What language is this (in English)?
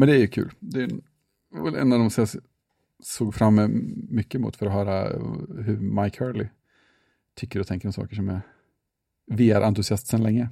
Swedish